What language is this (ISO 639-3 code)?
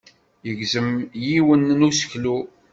kab